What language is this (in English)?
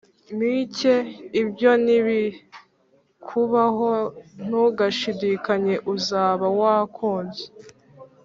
Kinyarwanda